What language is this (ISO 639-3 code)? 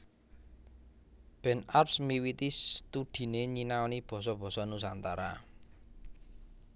jav